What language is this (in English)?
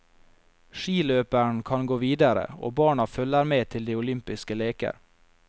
Norwegian